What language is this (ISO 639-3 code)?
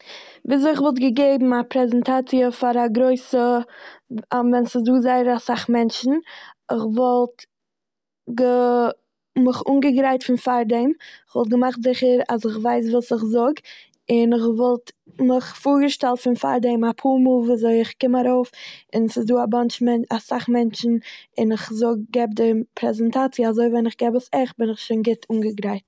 yid